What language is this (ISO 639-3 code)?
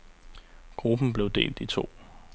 dan